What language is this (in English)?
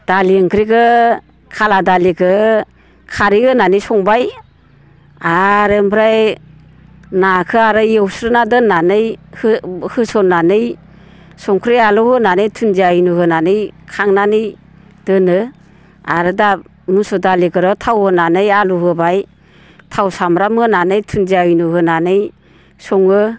Bodo